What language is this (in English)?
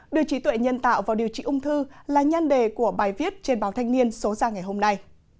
Vietnamese